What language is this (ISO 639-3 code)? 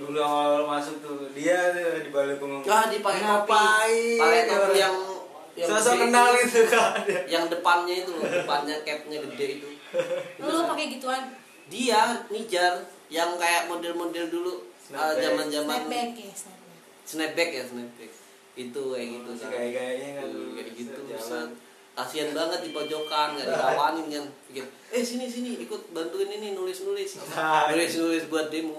ind